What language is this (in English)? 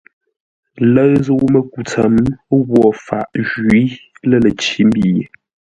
Ngombale